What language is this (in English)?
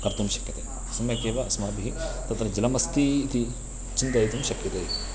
Sanskrit